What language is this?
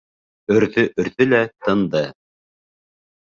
Bashkir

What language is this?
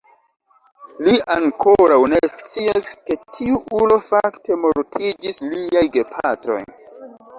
Esperanto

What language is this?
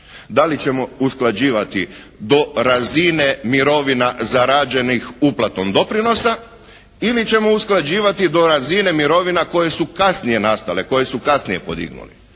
Croatian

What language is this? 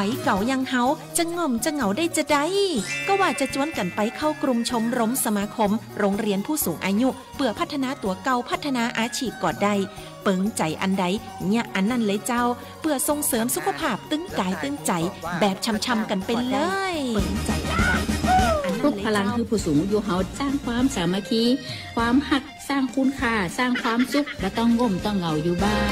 Thai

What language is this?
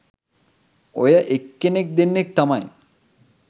Sinhala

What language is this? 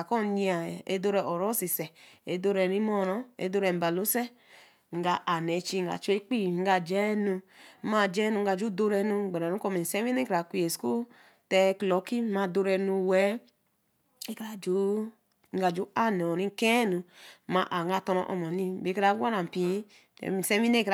Eleme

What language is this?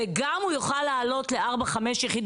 Hebrew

